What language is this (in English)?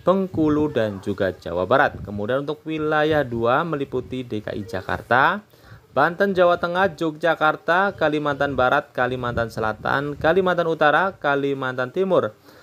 Indonesian